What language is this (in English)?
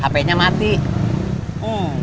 Indonesian